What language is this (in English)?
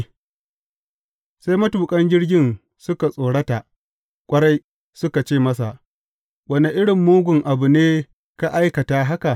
Hausa